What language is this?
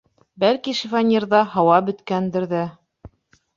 Bashkir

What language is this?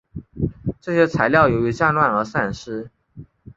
Chinese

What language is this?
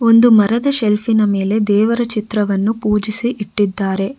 Kannada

